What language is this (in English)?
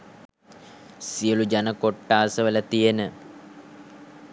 Sinhala